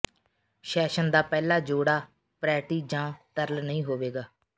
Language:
Punjabi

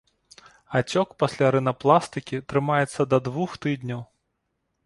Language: Belarusian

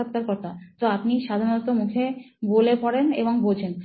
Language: Bangla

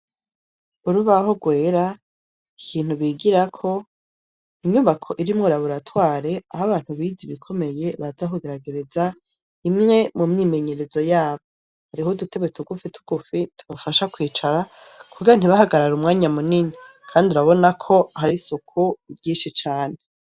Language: Rundi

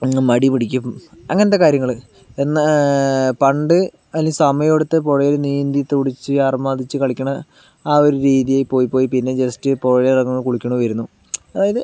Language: Malayalam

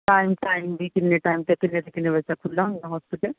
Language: Punjabi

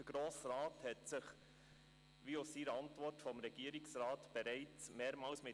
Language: Swiss German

